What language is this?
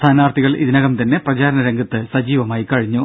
Malayalam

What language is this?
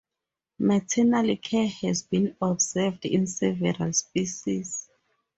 English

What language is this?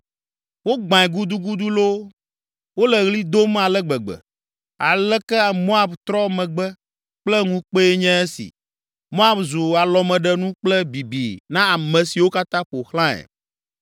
Ewe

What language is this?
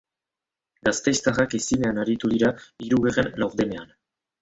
Basque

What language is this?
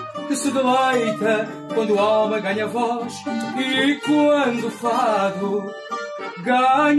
Portuguese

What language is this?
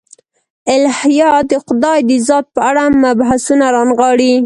Pashto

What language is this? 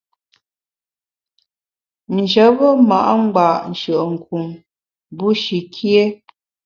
Bamun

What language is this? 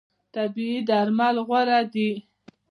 Pashto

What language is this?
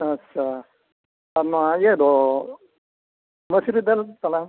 Santali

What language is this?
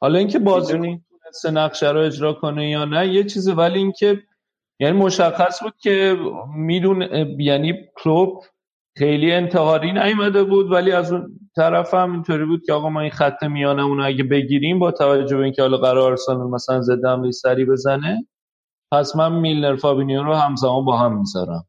Persian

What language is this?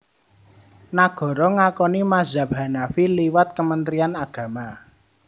Javanese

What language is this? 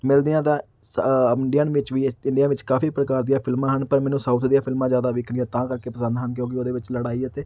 Punjabi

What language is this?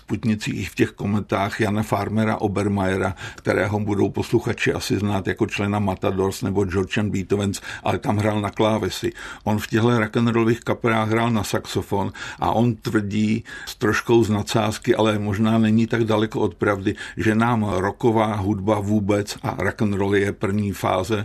Czech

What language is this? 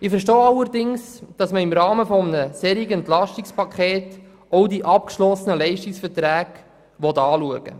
Swiss German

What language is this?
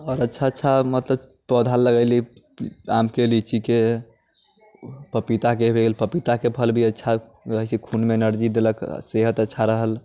Maithili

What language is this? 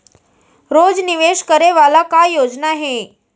Chhattisgarhi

